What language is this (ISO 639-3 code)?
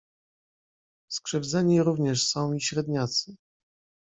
pol